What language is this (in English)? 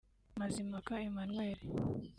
Kinyarwanda